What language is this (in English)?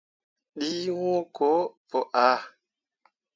Mundang